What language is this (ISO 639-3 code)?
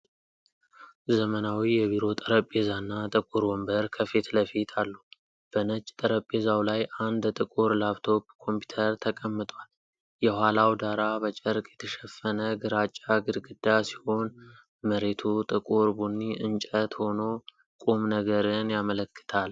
amh